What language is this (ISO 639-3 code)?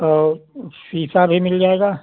hin